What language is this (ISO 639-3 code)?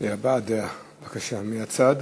heb